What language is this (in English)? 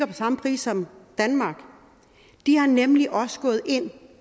Danish